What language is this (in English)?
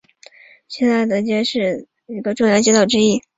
Chinese